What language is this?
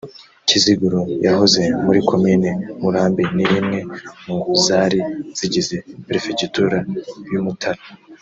Kinyarwanda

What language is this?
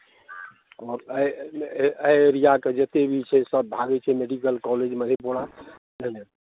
Maithili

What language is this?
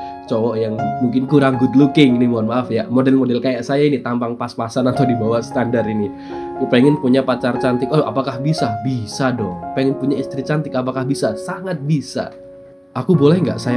Indonesian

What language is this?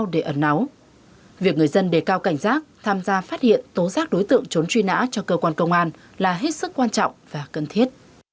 Vietnamese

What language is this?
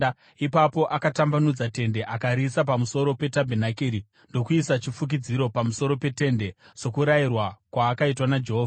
Shona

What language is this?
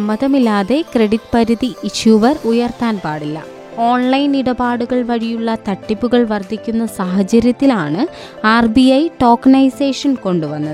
Malayalam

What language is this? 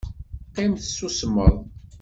Kabyle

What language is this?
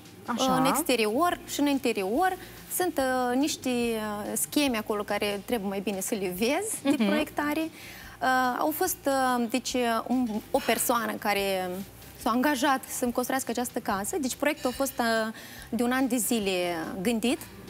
Romanian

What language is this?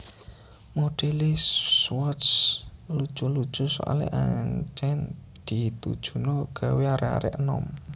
Javanese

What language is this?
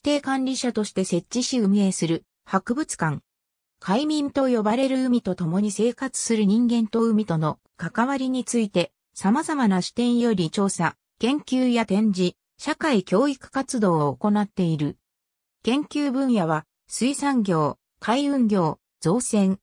Japanese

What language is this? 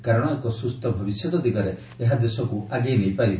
Odia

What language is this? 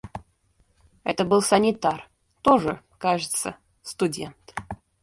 Russian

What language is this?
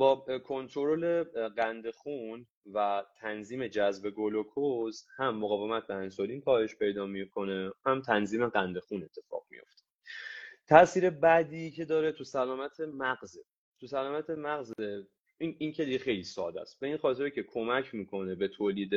Persian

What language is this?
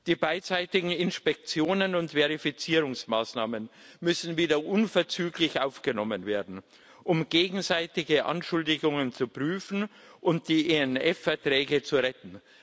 German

